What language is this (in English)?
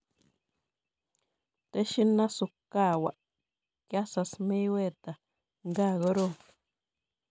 Kalenjin